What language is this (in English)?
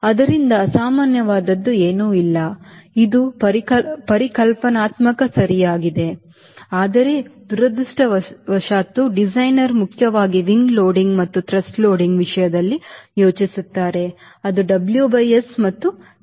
Kannada